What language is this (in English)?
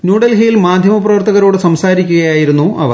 Malayalam